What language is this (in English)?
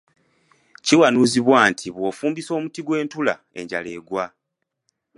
Ganda